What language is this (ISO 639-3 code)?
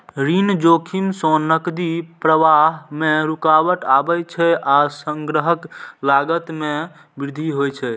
mai